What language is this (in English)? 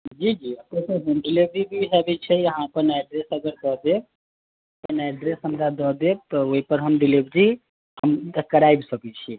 Maithili